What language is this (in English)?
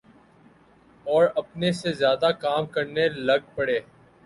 Urdu